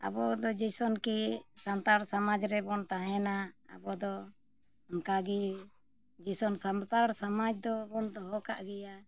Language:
Santali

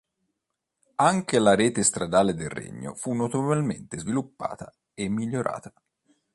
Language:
Italian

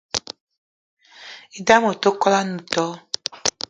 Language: Eton (Cameroon)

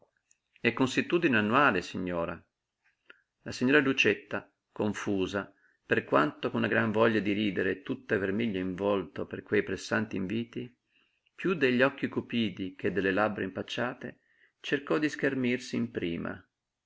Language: Italian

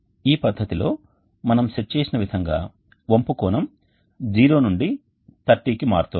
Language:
Telugu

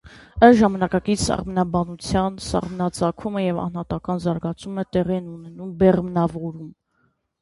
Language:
Armenian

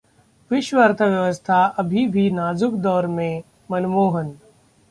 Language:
Hindi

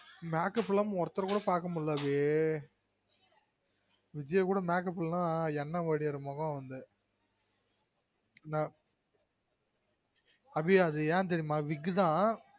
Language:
Tamil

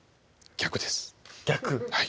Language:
Japanese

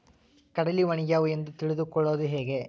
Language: Kannada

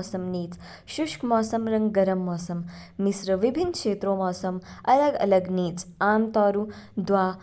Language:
Kinnauri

